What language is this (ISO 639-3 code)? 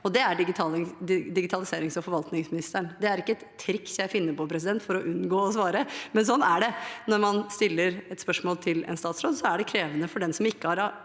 nor